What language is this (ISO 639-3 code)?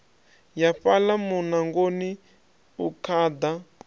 ven